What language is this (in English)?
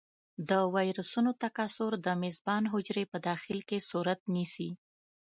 Pashto